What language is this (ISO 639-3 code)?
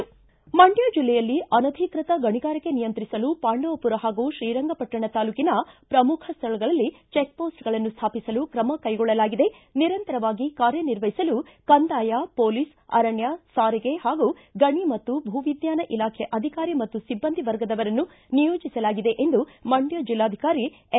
kan